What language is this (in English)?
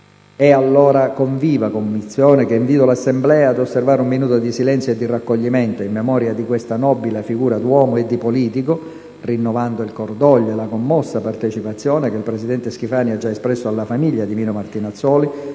Italian